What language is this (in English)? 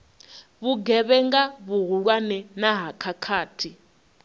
Venda